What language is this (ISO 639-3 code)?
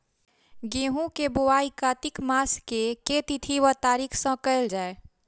mai